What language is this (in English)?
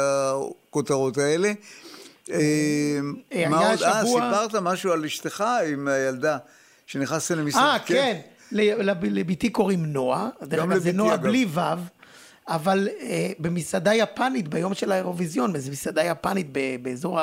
Hebrew